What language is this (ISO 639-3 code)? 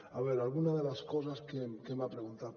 cat